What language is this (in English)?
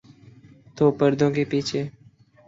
Urdu